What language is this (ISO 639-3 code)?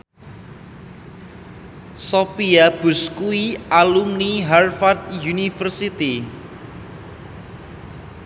jav